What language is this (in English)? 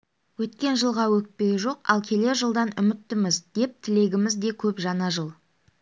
Kazakh